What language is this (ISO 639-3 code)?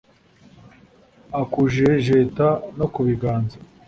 kin